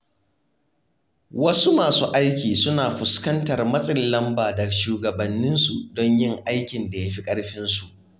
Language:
Hausa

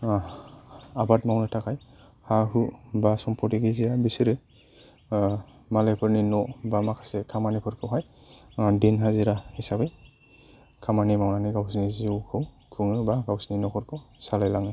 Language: Bodo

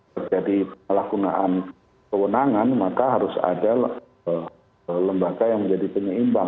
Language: Indonesian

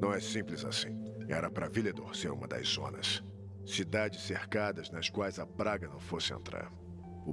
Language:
Portuguese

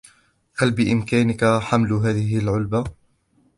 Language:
Arabic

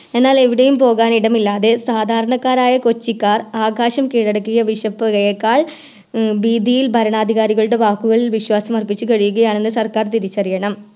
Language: Malayalam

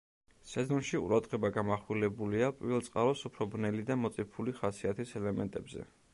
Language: Georgian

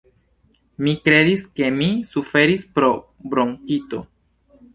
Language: Esperanto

